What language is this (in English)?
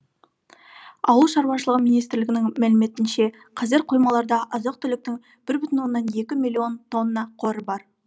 Kazakh